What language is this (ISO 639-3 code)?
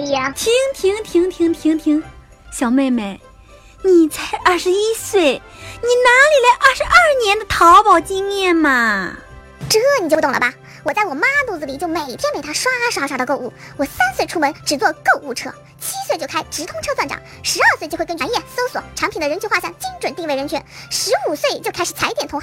zho